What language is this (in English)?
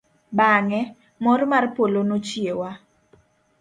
Luo (Kenya and Tanzania)